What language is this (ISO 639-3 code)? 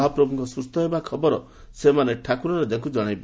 ori